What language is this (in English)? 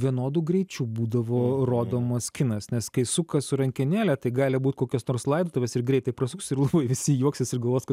Lithuanian